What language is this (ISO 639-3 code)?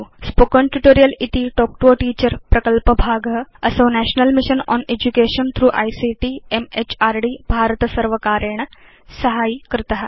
san